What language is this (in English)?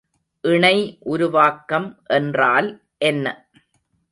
Tamil